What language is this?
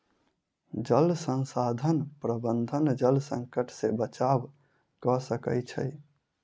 Maithili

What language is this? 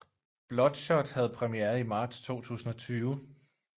Danish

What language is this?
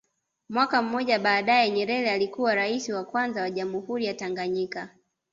Swahili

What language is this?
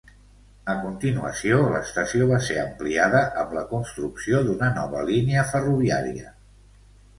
Catalan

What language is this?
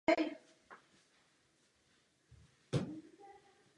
Czech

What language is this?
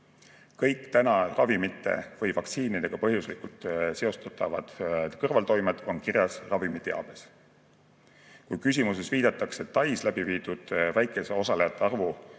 Estonian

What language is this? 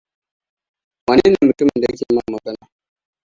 Hausa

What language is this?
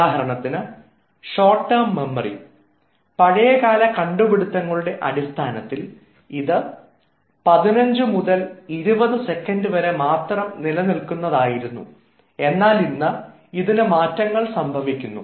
Malayalam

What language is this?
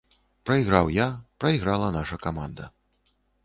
Belarusian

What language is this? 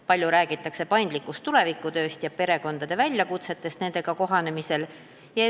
Estonian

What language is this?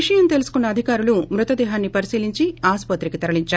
Telugu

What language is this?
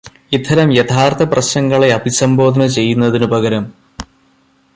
Malayalam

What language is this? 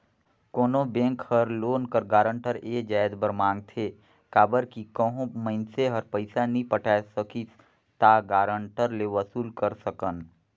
Chhattisgarhi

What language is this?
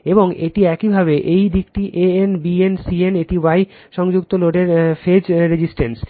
Bangla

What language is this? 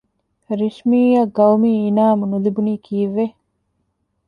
Divehi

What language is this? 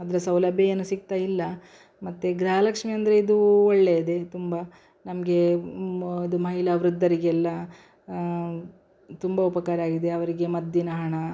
Kannada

